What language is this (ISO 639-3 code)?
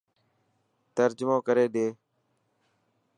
mki